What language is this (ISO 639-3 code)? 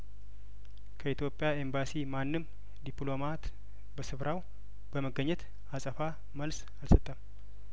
amh